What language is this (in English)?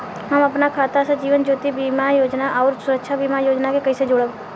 Bhojpuri